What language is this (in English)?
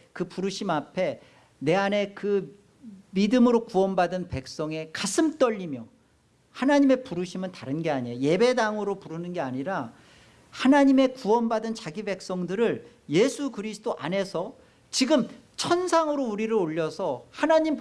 Korean